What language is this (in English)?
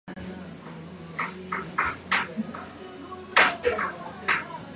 Japanese